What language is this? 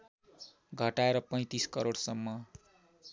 Nepali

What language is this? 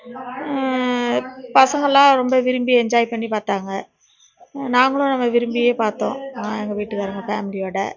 Tamil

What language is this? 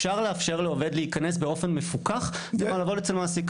Hebrew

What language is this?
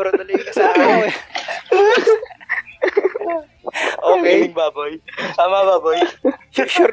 Filipino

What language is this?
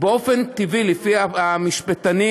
Hebrew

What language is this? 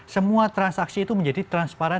Indonesian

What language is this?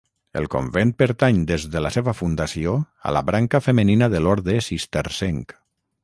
Catalan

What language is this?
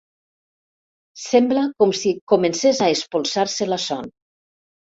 Catalan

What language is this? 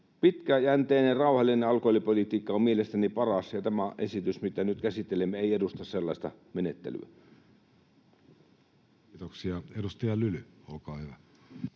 Finnish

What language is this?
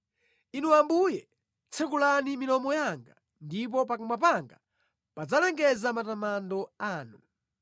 Nyanja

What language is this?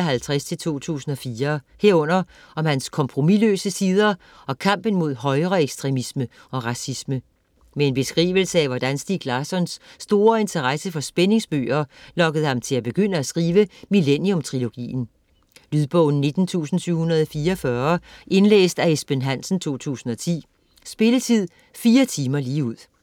Danish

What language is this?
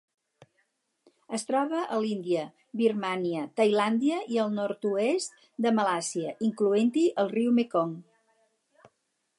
Catalan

